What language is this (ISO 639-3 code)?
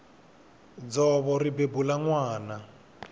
tso